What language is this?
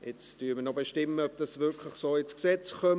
Swiss German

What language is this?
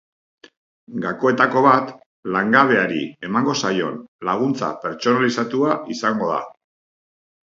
Basque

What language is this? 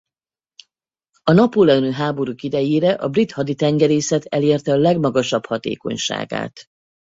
Hungarian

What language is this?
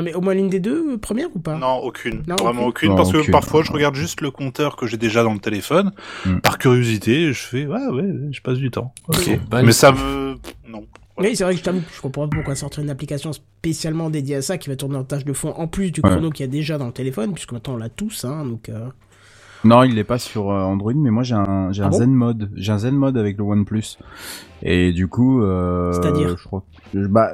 French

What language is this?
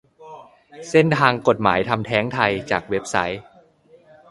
Thai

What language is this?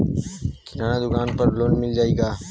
Bhojpuri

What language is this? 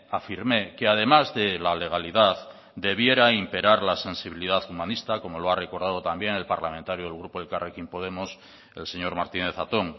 Spanish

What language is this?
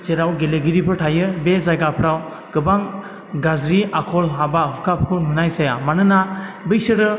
Bodo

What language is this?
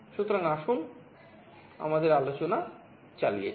Bangla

